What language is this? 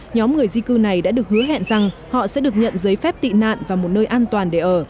Vietnamese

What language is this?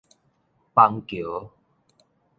Min Nan Chinese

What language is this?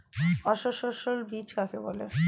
Bangla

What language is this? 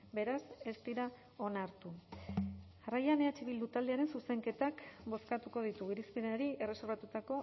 Basque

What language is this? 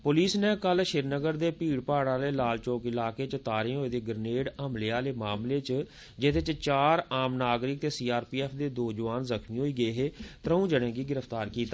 Dogri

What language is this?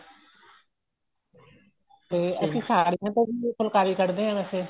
Punjabi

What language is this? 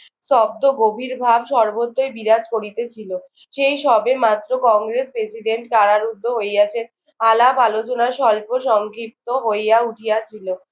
Bangla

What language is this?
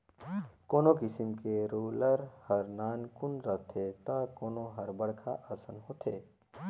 Chhattisgarhi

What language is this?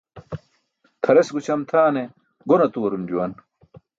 Burushaski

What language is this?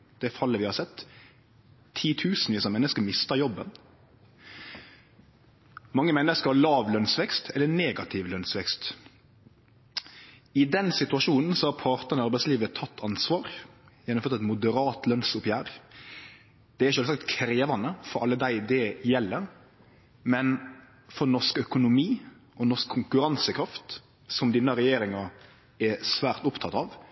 Norwegian Nynorsk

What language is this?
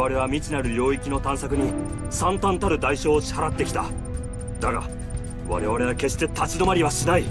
Japanese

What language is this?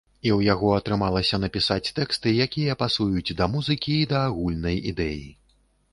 Belarusian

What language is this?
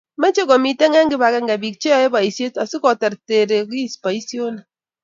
Kalenjin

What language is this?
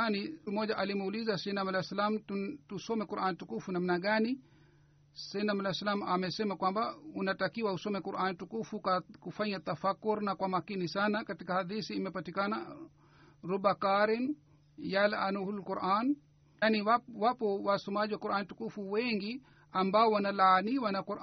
Swahili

